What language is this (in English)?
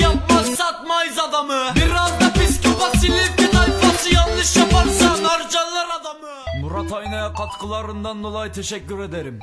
Turkish